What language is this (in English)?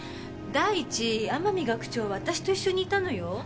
Japanese